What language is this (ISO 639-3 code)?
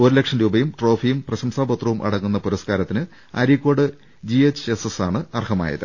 mal